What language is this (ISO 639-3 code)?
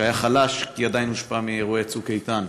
heb